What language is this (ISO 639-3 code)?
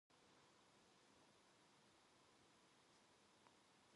kor